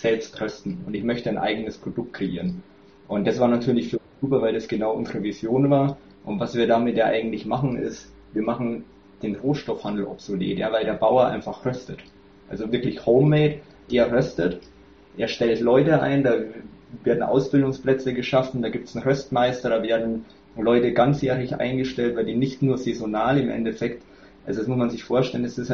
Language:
German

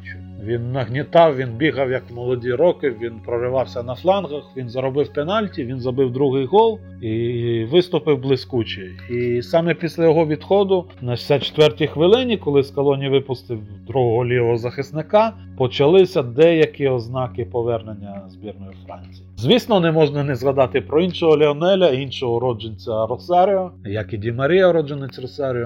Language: Ukrainian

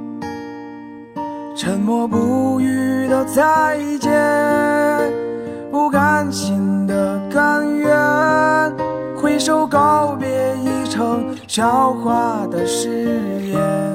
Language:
Chinese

